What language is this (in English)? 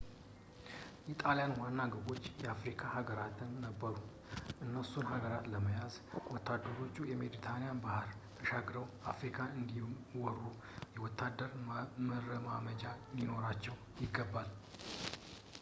Amharic